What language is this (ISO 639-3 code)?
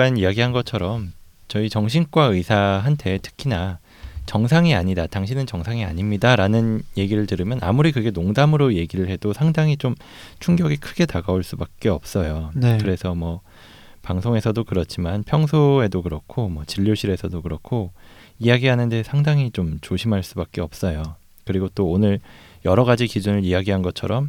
kor